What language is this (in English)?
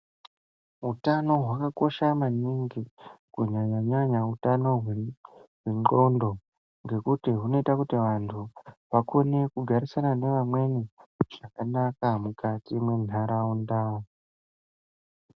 Ndau